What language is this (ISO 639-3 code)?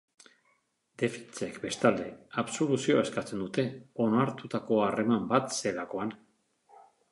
eus